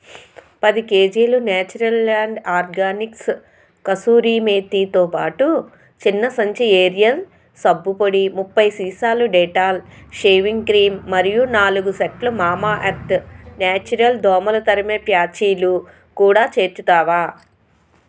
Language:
Telugu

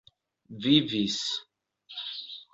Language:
Esperanto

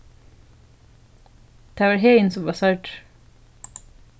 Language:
Faroese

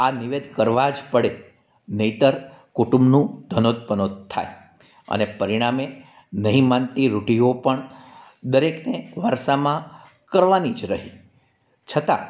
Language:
Gujarati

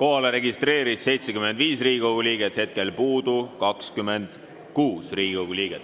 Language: Estonian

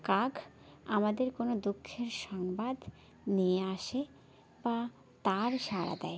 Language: Bangla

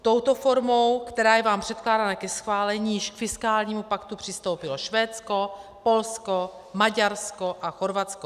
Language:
Czech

